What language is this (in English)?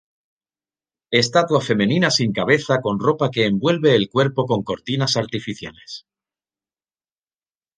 Spanish